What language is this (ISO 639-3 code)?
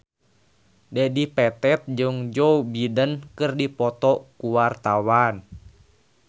sun